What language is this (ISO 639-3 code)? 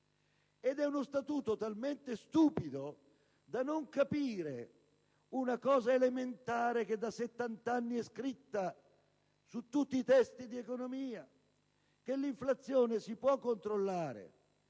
ita